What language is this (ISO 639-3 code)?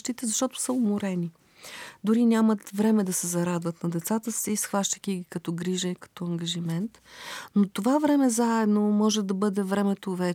bul